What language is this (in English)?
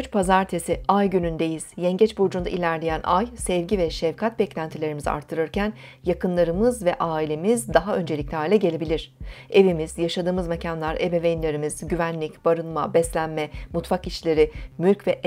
Turkish